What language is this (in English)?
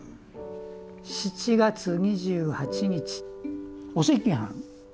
Japanese